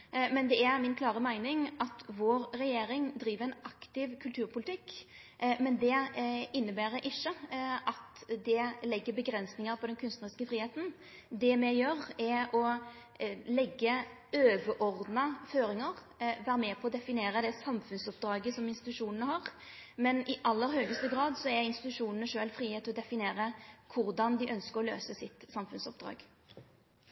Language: Norwegian Nynorsk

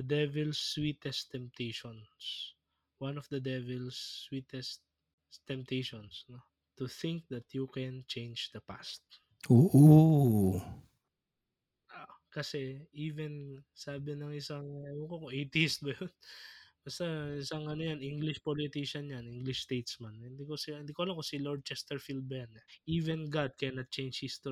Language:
Filipino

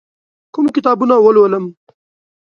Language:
Pashto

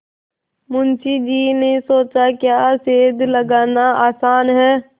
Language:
Hindi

